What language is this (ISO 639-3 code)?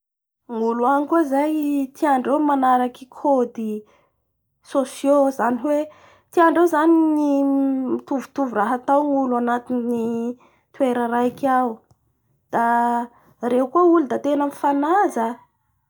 bhr